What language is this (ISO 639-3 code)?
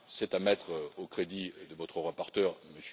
fra